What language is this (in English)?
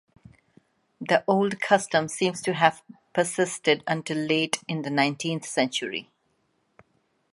English